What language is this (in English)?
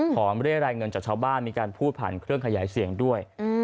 Thai